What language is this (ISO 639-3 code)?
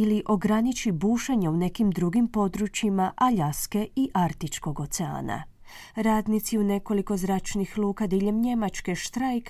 hrv